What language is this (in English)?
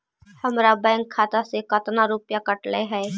Magahi